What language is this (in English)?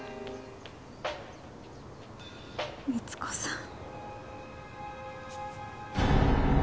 Japanese